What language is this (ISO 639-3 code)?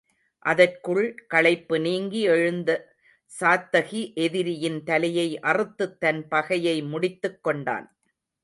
tam